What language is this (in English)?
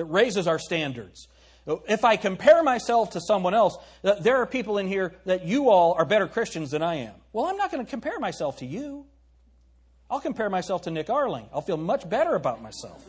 English